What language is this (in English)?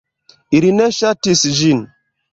Esperanto